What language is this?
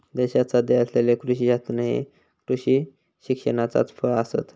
Marathi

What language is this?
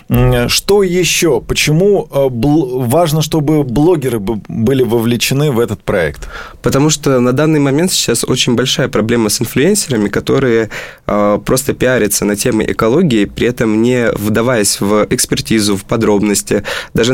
Russian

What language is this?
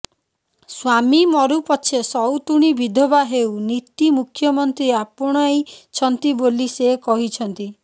Odia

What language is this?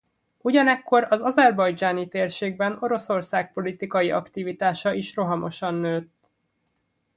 Hungarian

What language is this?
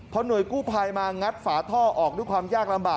Thai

